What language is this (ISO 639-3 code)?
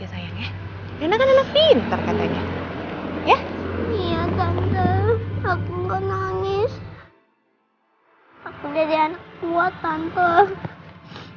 ind